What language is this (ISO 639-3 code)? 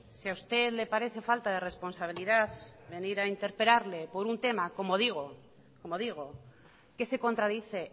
spa